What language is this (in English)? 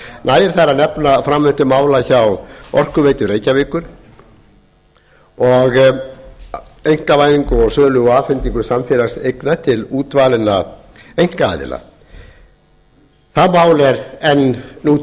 Icelandic